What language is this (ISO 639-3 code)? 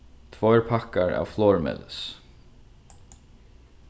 fao